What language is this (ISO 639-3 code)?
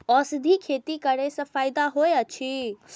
mai